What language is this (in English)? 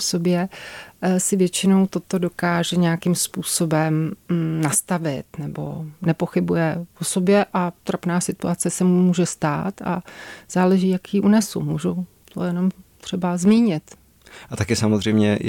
Czech